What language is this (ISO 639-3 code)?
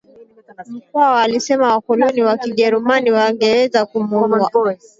swa